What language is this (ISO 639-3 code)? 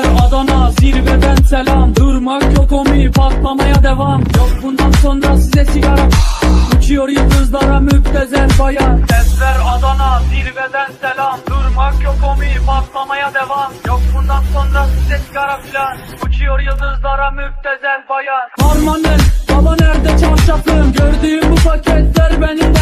tur